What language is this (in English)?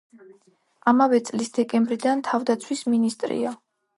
Georgian